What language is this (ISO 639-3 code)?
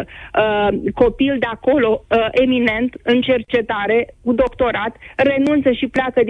ron